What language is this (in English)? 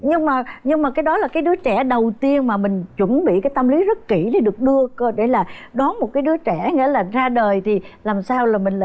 Vietnamese